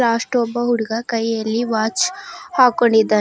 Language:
Kannada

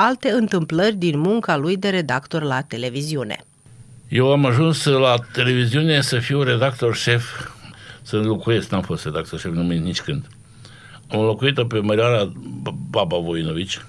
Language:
Romanian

